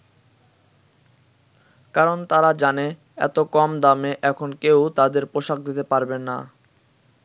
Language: Bangla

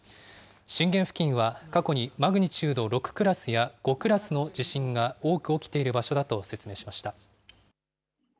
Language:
Japanese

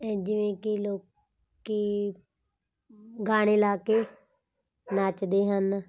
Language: Punjabi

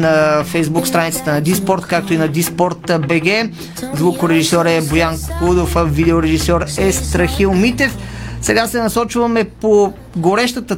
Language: Bulgarian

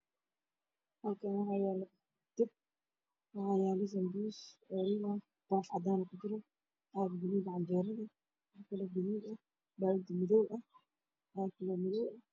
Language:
Somali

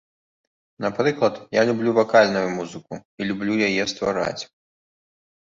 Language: Belarusian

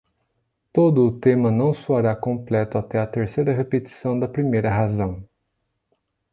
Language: Portuguese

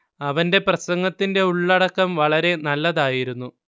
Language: Malayalam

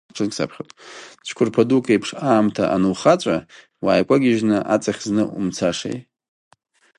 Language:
Abkhazian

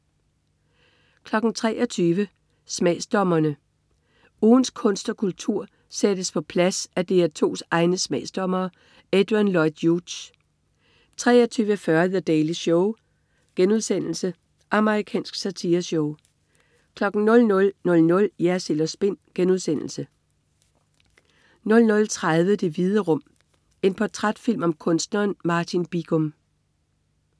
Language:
Danish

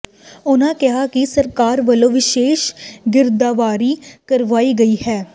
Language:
Punjabi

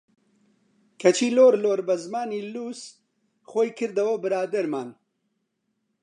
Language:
Central Kurdish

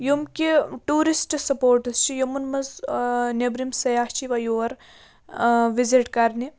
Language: Kashmiri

